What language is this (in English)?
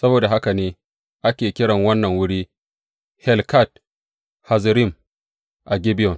Hausa